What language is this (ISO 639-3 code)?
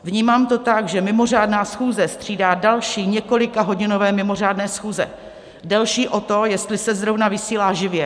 ces